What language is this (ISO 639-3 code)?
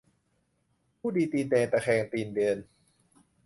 tha